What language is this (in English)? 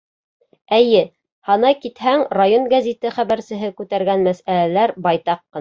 Bashkir